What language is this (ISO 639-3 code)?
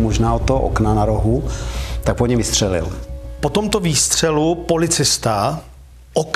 ces